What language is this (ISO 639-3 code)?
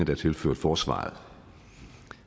dan